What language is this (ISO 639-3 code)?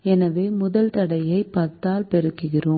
tam